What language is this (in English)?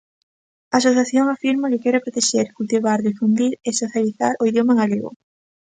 Galician